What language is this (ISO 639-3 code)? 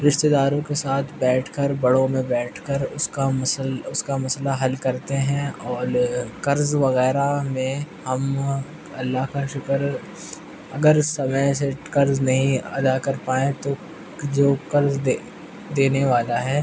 urd